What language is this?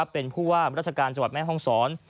Thai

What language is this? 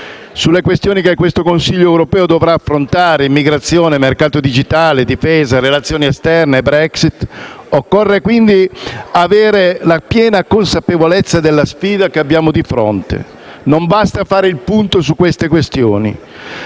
Italian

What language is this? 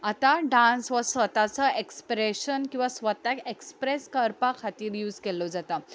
Konkani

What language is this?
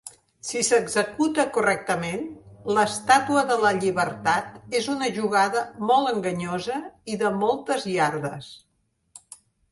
Catalan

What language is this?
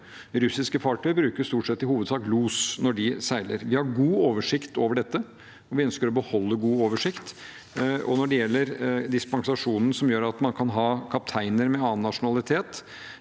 Norwegian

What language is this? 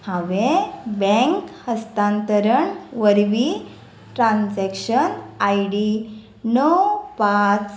Konkani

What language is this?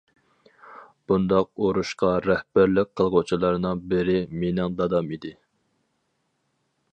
Uyghur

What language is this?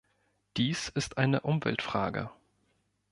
German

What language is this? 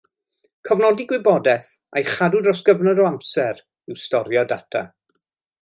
Welsh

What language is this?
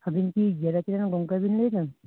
Santali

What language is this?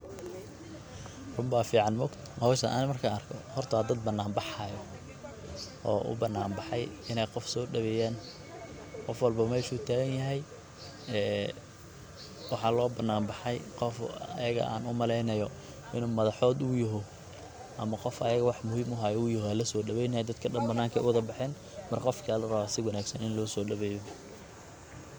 Somali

